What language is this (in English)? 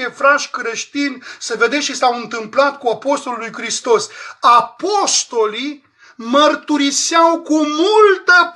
Romanian